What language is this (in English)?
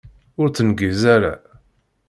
Kabyle